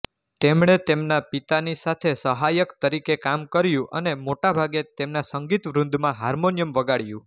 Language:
Gujarati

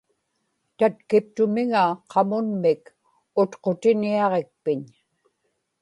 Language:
Inupiaq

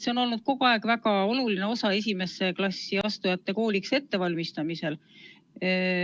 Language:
Estonian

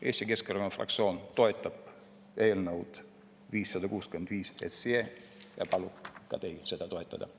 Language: Estonian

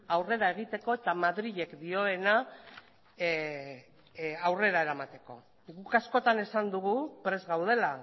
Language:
Basque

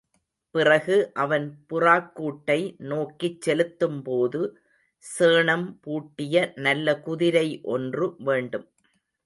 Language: Tamil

